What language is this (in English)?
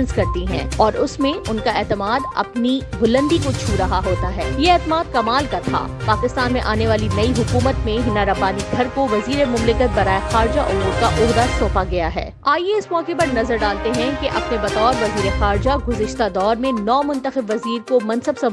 Urdu